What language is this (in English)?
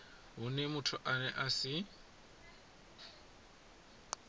Venda